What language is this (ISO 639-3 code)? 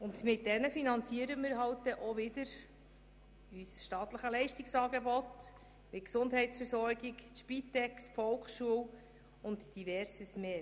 gsw